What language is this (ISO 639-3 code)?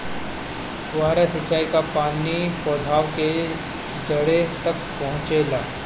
bho